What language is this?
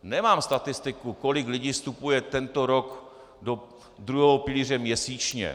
Czech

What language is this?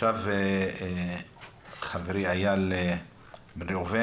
Hebrew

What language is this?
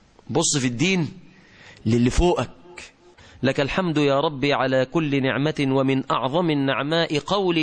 Arabic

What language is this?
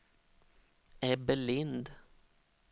Swedish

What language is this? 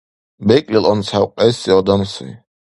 Dargwa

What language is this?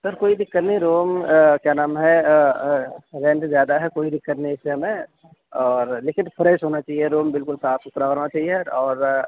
Urdu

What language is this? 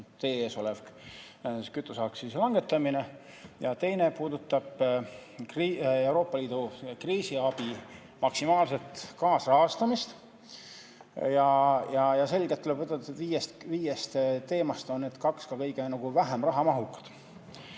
Estonian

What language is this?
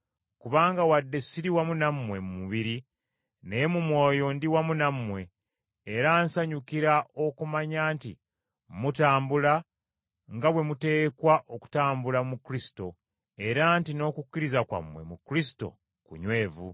Ganda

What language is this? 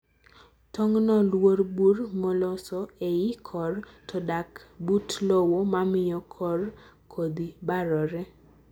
Luo (Kenya and Tanzania)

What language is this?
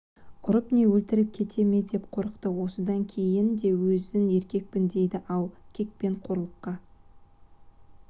Kazakh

